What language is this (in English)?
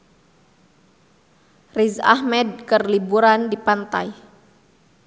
Sundanese